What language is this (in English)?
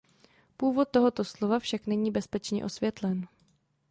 Czech